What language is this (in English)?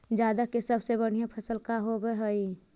Magahi